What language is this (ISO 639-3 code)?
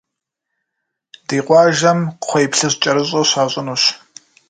kbd